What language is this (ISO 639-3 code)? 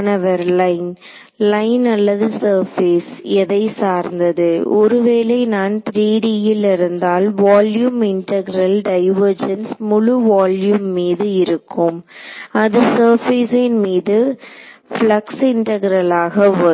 tam